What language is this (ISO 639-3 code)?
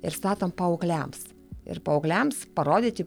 lit